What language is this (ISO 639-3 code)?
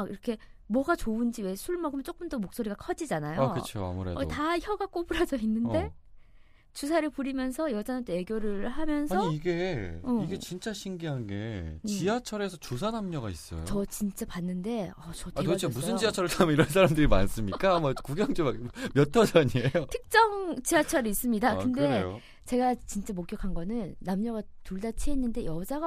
kor